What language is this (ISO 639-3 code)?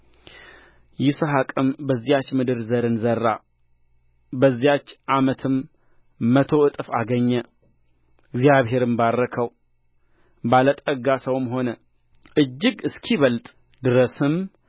amh